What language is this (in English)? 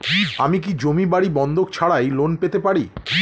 Bangla